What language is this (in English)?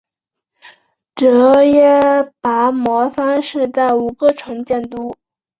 Chinese